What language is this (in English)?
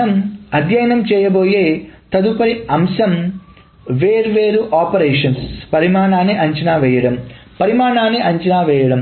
Telugu